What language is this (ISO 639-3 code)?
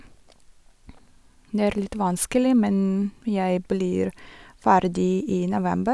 nor